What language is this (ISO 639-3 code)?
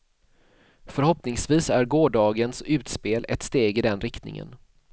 swe